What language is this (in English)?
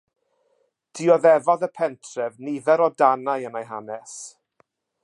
Welsh